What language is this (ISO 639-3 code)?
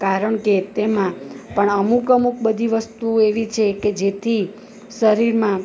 guj